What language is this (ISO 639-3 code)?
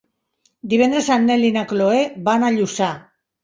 cat